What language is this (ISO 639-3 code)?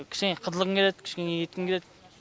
kaz